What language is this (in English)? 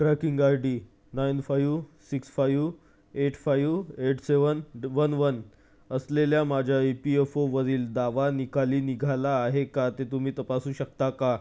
Marathi